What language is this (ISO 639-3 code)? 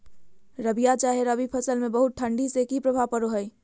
mag